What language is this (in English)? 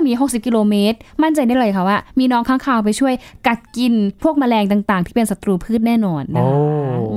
Thai